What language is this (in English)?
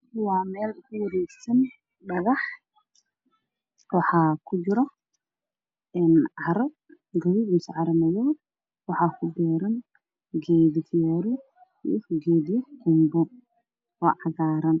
Somali